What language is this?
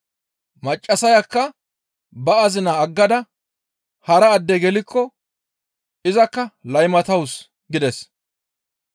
Gamo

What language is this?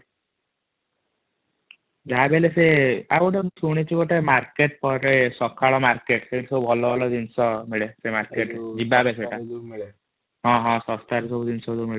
Odia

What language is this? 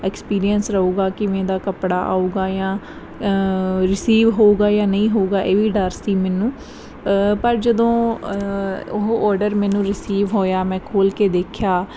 Punjabi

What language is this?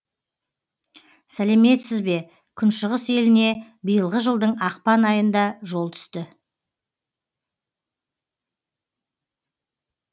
Kazakh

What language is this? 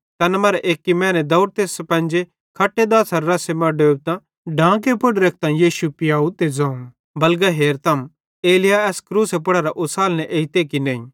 Bhadrawahi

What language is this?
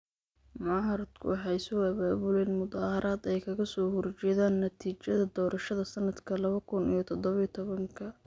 Somali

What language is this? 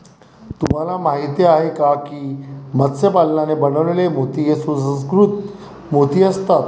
Marathi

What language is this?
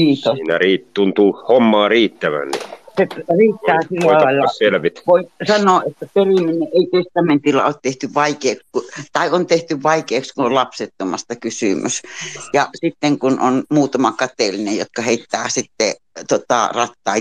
Finnish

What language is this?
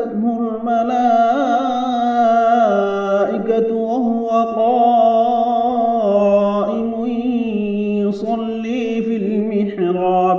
Arabic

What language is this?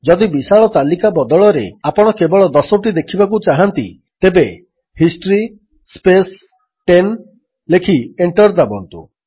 Odia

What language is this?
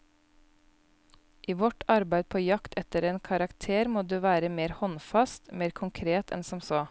Norwegian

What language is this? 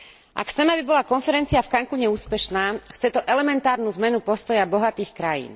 Slovak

